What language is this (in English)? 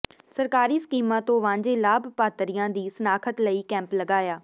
Punjabi